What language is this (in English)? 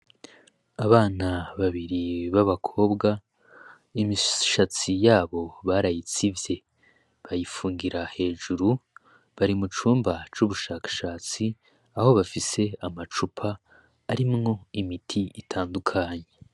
Rundi